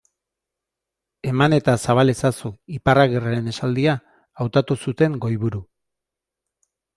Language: Basque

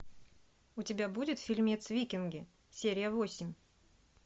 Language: Russian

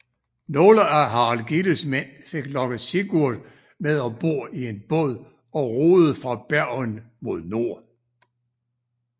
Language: Danish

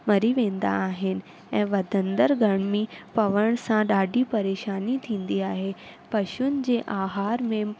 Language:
Sindhi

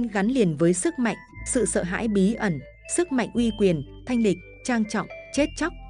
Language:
Vietnamese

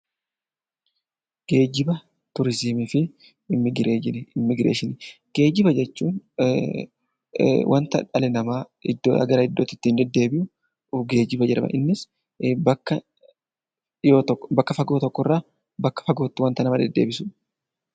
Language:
Oromo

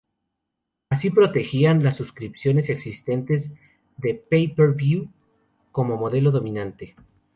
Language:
Spanish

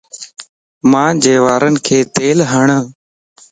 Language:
Lasi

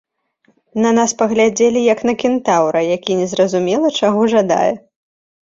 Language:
Belarusian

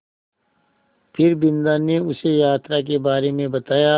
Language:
Hindi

